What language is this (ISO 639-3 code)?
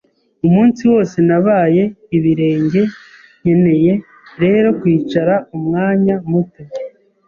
kin